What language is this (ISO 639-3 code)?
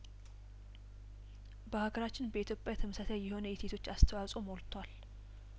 amh